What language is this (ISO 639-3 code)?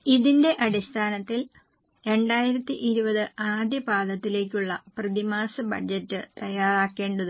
mal